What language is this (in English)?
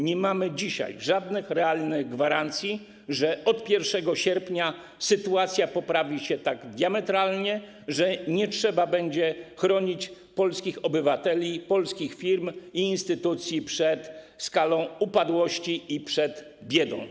Polish